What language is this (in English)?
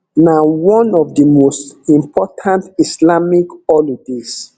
Nigerian Pidgin